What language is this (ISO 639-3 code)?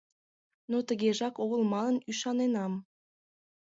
chm